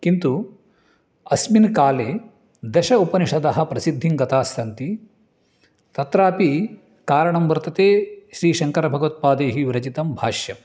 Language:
Sanskrit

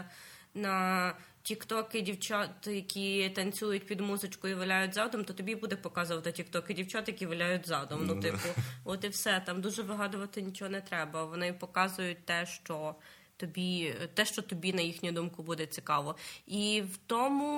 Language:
Ukrainian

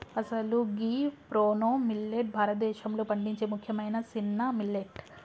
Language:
Telugu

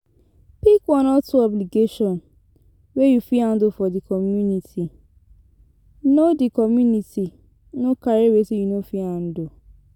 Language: Nigerian Pidgin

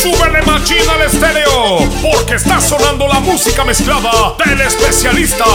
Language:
Spanish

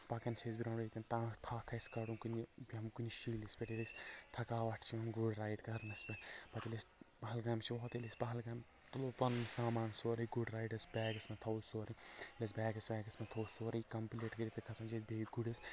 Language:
Kashmiri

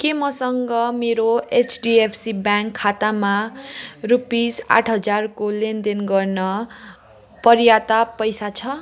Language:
Nepali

